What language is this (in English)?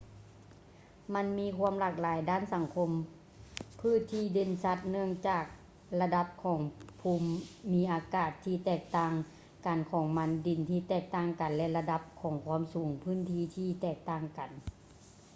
Lao